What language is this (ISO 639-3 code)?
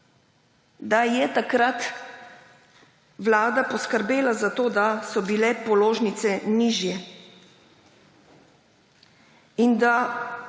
slv